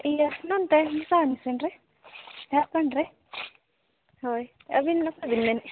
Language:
Santali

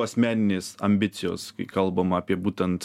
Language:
Lithuanian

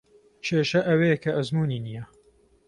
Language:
Central Kurdish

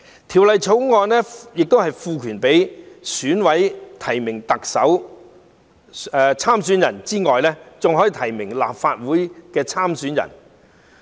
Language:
Cantonese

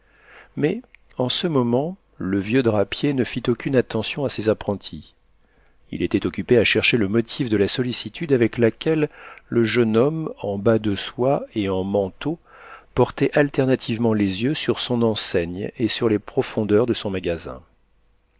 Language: French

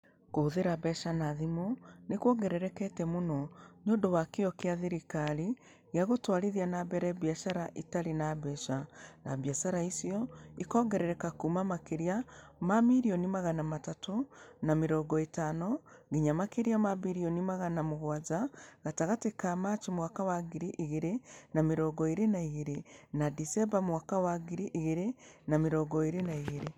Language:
Kikuyu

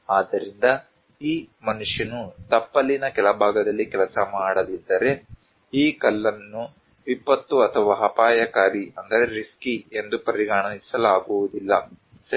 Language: Kannada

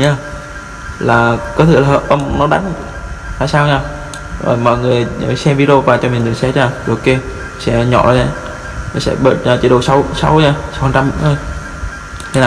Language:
Vietnamese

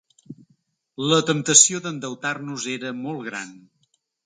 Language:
Catalan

